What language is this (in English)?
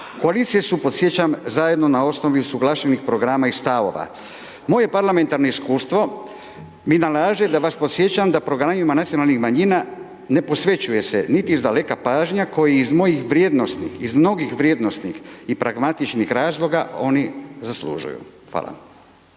Croatian